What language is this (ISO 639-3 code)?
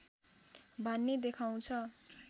nep